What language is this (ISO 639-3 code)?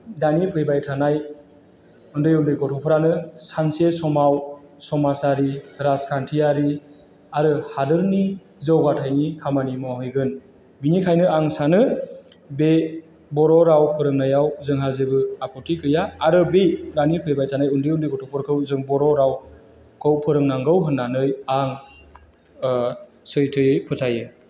brx